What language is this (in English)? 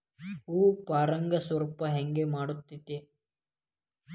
Kannada